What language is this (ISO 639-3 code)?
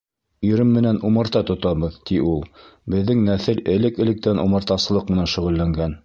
bak